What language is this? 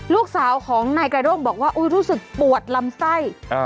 Thai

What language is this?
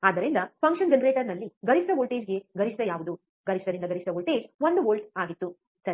Kannada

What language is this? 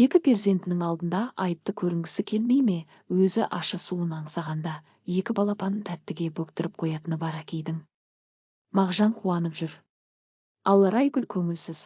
Turkish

